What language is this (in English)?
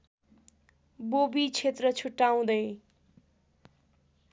Nepali